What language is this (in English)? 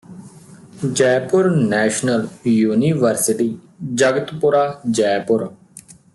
Punjabi